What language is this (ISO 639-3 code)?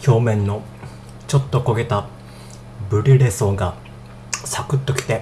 jpn